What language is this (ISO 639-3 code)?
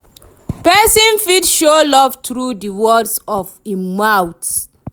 pcm